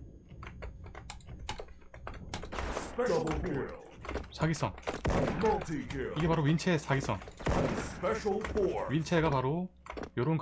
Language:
Korean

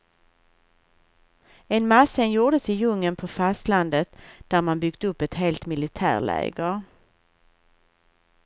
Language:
Swedish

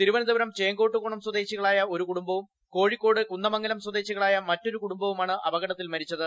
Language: Malayalam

